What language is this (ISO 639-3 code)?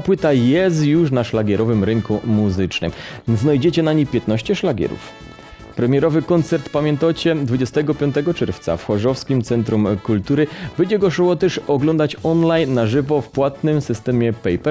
pol